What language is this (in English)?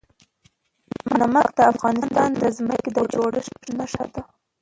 Pashto